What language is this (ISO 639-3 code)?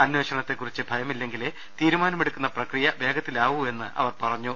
mal